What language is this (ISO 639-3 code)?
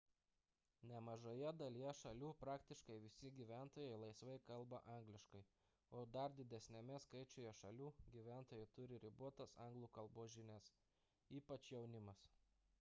lit